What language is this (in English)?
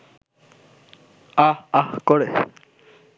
Bangla